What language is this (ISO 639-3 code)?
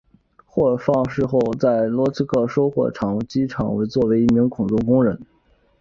zho